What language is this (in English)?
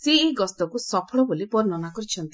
Odia